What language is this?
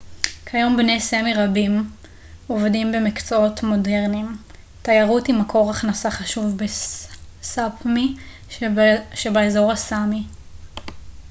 Hebrew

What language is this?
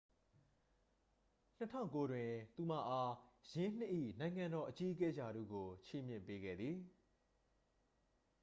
Burmese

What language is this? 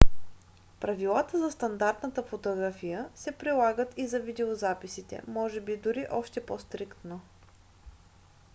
Bulgarian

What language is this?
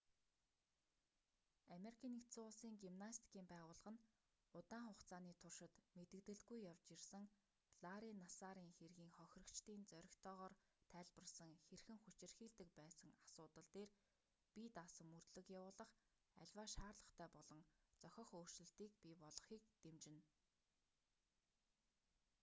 Mongolian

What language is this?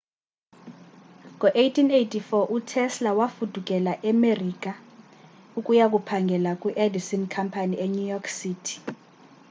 Xhosa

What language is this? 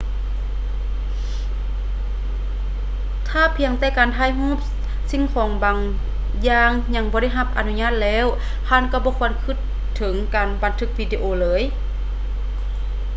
Lao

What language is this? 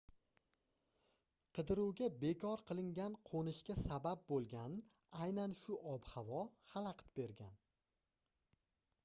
Uzbek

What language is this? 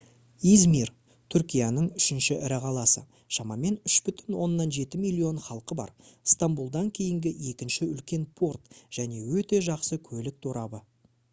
Kazakh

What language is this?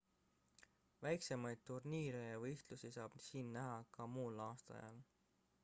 Estonian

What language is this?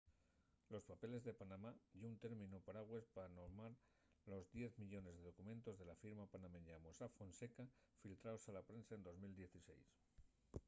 Asturian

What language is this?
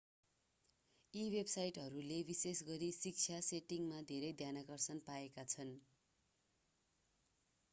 Nepali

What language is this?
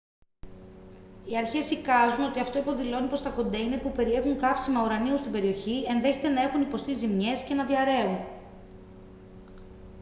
Greek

